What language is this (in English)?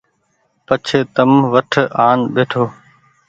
Goaria